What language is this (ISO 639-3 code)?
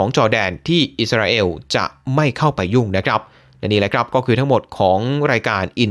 tha